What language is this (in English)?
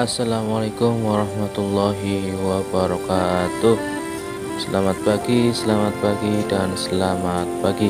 Indonesian